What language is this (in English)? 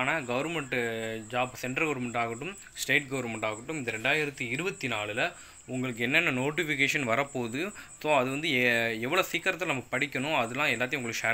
Tamil